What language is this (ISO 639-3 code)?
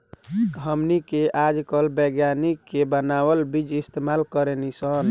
bho